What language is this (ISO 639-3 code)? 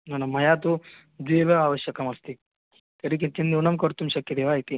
san